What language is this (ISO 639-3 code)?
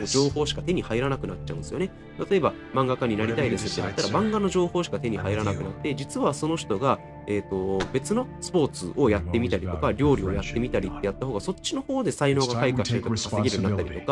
jpn